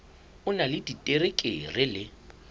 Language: Southern Sotho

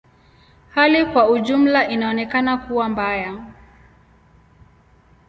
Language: Swahili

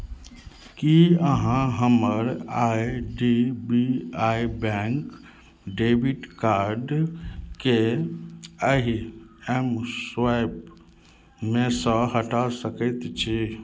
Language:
Maithili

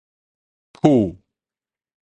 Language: Min Nan Chinese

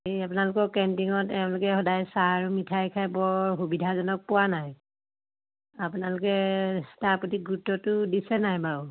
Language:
Assamese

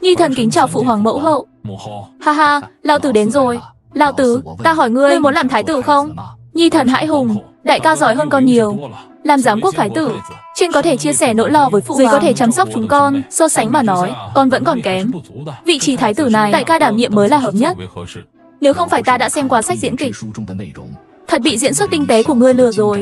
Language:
Vietnamese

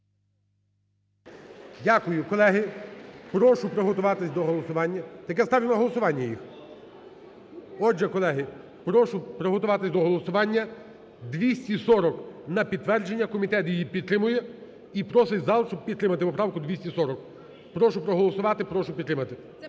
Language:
Ukrainian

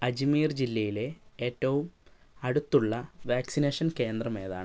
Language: Malayalam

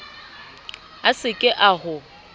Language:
Southern Sotho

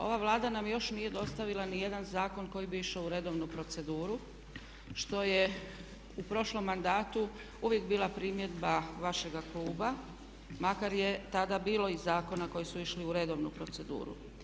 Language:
Croatian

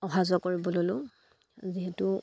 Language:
Assamese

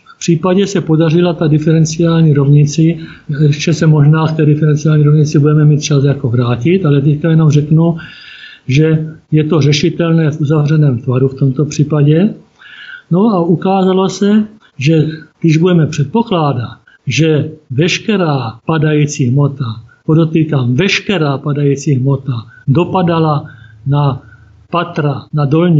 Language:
Czech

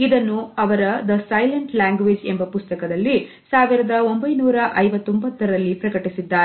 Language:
Kannada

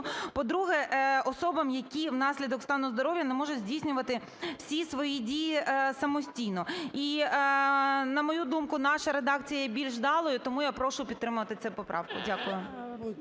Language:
Ukrainian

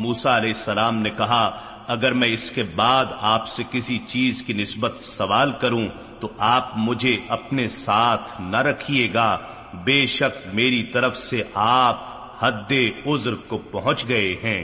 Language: Urdu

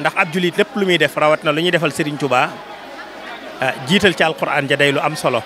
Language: Indonesian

